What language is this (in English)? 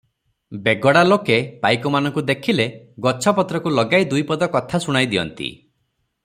Odia